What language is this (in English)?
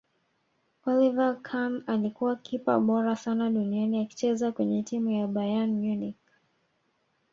Swahili